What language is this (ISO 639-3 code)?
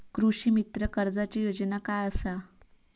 mar